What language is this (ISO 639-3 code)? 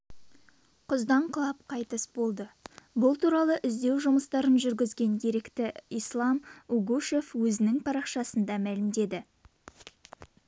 kaz